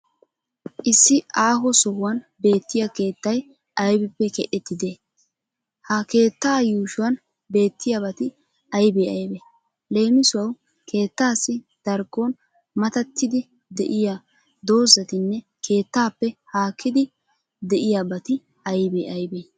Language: Wolaytta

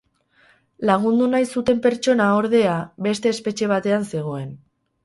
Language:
Basque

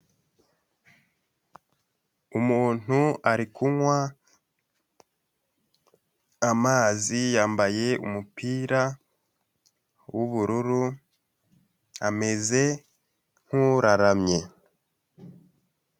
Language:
Kinyarwanda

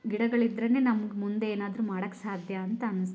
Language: Kannada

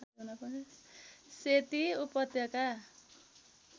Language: Nepali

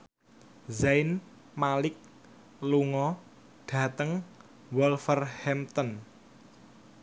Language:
Javanese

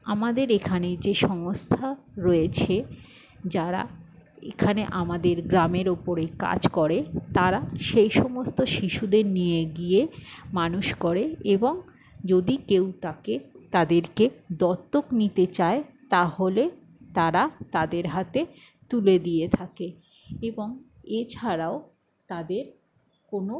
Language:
Bangla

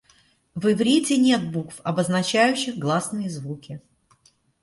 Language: Russian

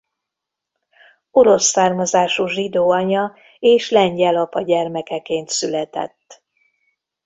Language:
Hungarian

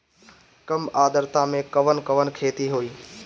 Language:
Bhojpuri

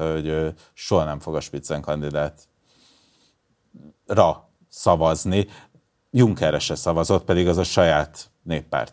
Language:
Hungarian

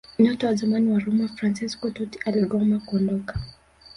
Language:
Swahili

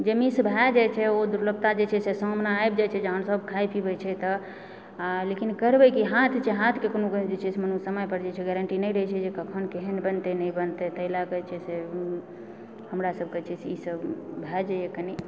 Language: Maithili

